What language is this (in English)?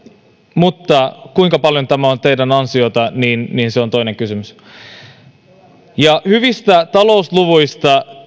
Finnish